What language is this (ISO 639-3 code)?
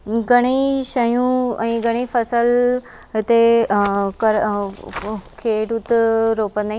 snd